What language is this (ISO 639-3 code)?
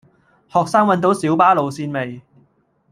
yue